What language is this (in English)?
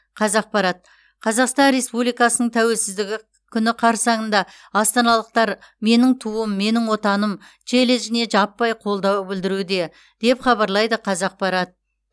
Kazakh